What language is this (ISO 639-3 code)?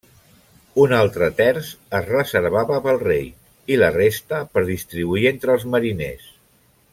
cat